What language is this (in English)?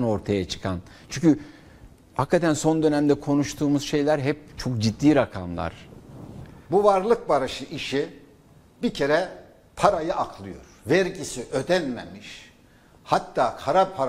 Turkish